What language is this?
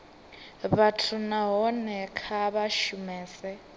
Venda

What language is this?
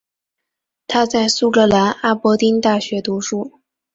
Chinese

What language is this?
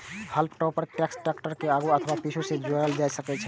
Maithili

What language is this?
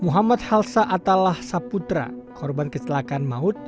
Indonesian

